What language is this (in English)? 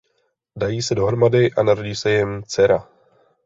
Czech